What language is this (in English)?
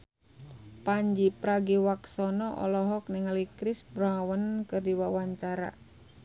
Sundanese